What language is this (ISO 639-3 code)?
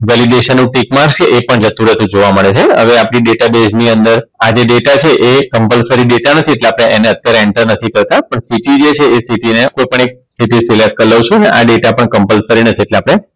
guj